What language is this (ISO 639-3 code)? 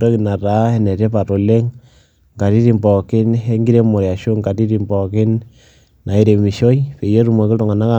mas